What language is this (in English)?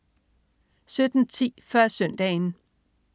Danish